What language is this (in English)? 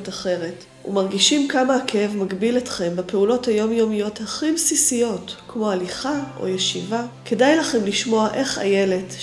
Hebrew